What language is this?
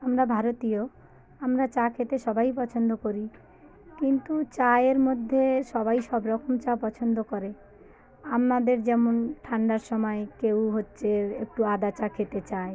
Bangla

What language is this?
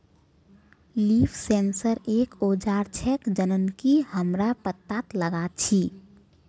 Magahi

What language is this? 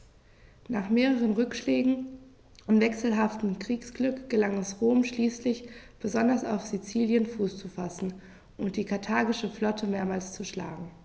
German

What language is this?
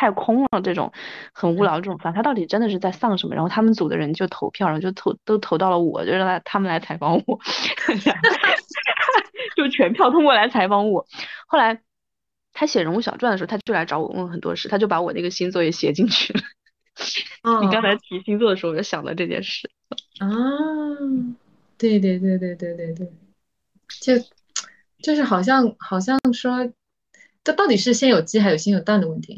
Chinese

